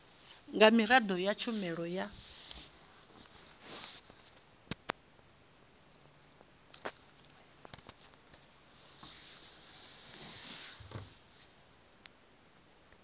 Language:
Venda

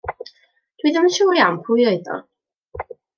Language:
Welsh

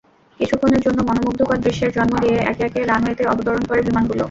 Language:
Bangla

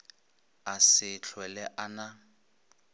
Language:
Northern Sotho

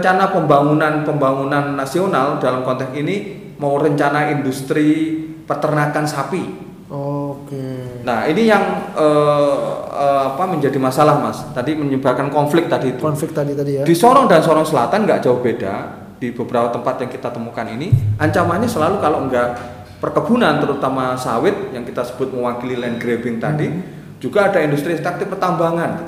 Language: Indonesian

